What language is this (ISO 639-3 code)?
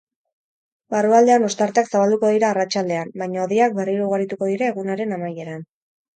eus